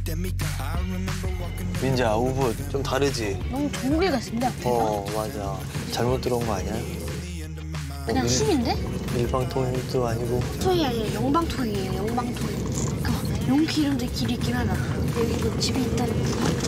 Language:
Korean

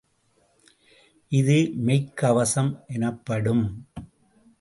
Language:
Tamil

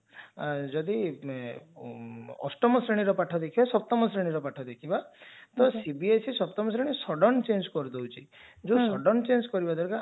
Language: Odia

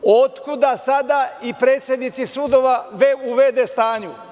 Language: Serbian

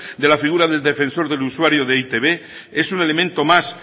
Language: Spanish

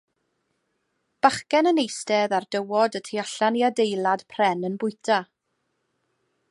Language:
Welsh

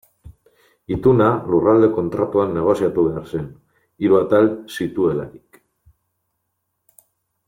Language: Basque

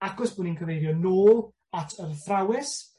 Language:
Welsh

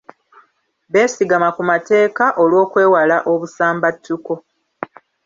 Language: Ganda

